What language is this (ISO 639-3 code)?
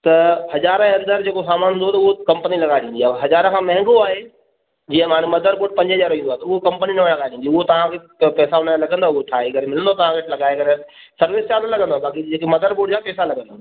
snd